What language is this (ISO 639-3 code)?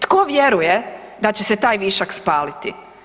hrv